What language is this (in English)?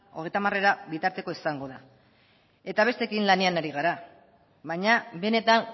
Basque